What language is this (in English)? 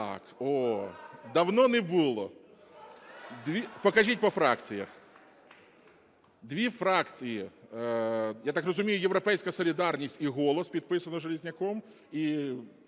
Ukrainian